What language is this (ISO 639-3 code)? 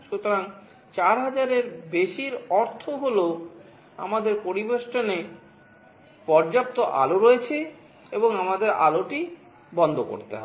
ben